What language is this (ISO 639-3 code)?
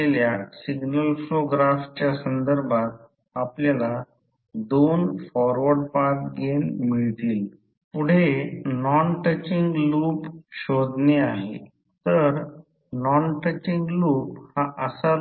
mar